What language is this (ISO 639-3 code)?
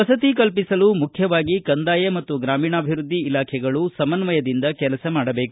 kan